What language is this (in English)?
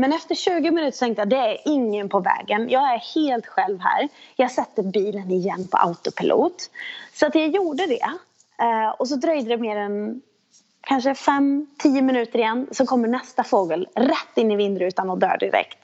Swedish